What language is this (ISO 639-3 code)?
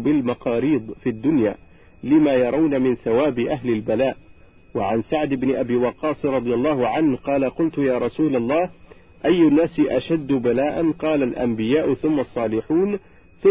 ara